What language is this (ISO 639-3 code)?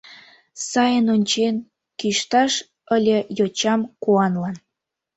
chm